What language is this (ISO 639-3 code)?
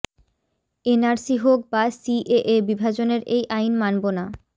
ben